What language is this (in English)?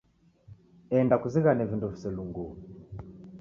Taita